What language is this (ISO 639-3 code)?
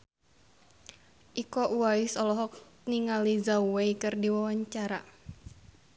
sun